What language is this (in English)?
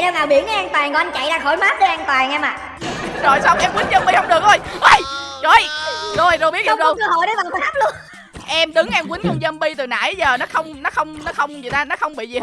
Vietnamese